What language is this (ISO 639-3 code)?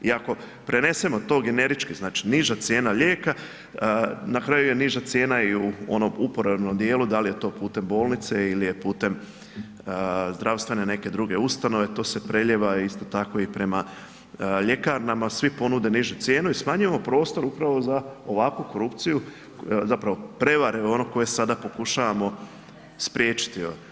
hrv